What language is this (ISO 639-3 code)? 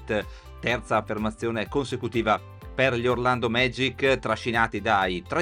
ita